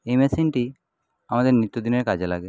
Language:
Bangla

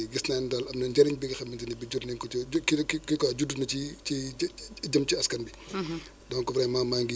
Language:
Wolof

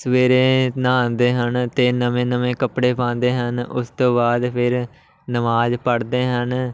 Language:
Punjabi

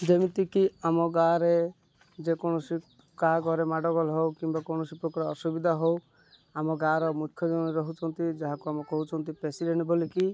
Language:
Odia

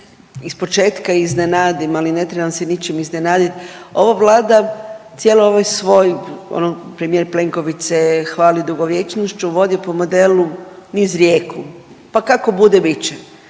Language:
Croatian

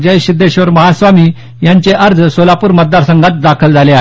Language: Marathi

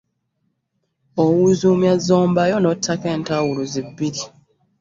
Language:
Ganda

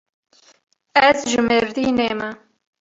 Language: Kurdish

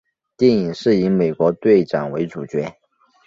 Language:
Chinese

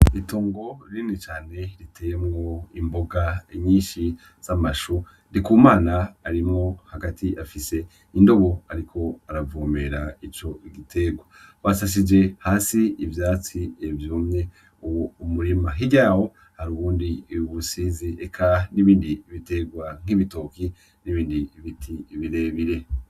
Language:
Rundi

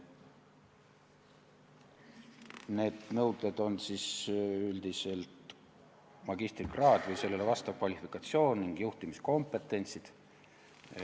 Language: Estonian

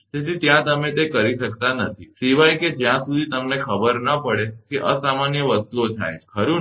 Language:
Gujarati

